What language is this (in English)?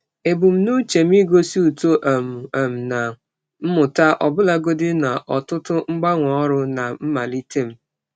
Igbo